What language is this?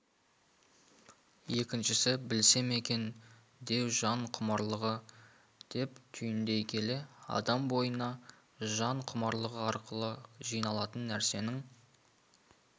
Kazakh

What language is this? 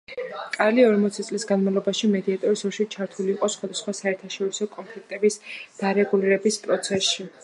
Georgian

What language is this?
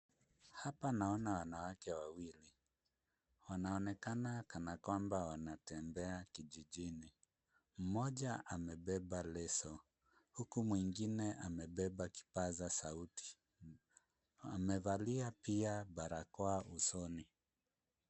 Swahili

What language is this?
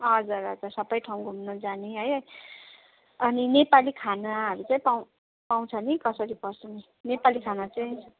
Nepali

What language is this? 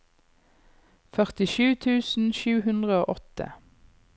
Norwegian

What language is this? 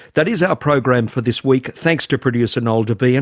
English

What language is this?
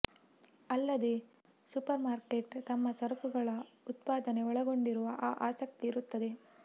Kannada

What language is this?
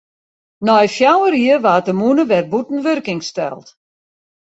Western Frisian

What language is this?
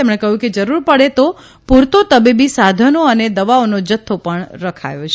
Gujarati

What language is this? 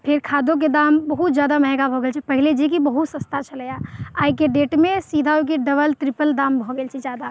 Maithili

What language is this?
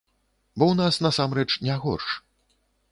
Belarusian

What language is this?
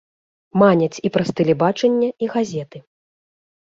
Belarusian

